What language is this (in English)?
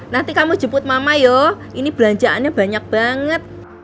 Indonesian